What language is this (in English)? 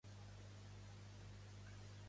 Catalan